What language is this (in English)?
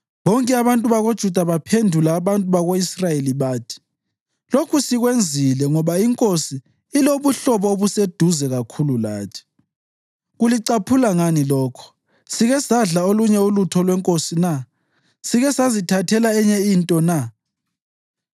North Ndebele